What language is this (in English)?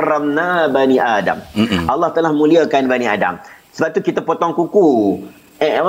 Malay